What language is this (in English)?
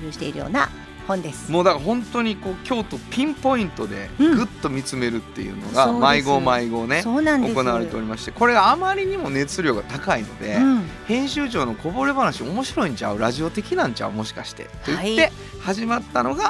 Japanese